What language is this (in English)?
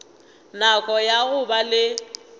Northern Sotho